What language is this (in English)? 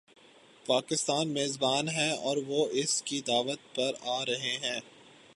Urdu